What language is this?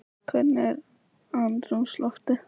Icelandic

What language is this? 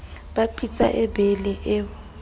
Southern Sotho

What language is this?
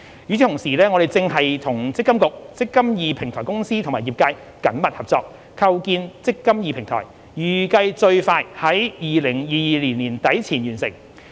Cantonese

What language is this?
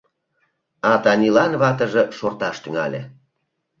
Mari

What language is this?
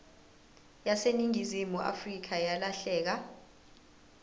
Zulu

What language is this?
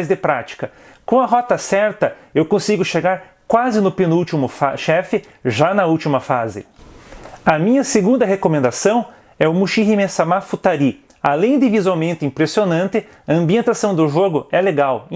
Portuguese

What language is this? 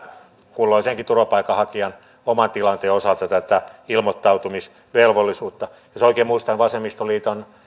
Finnish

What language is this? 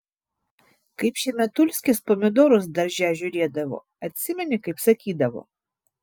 Lithuanian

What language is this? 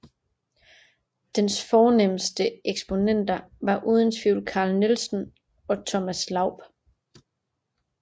Danish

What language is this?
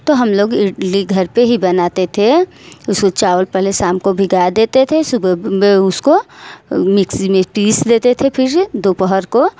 Hindi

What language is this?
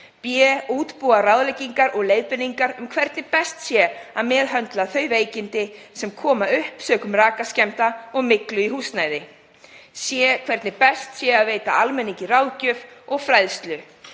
Icelandic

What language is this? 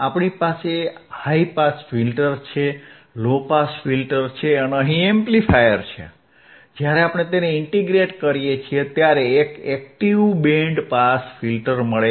Gujarati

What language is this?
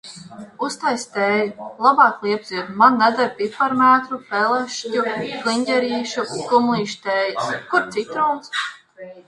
Latvian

